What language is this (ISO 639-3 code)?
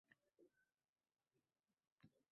uzb